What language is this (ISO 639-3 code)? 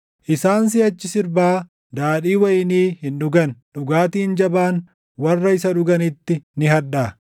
orm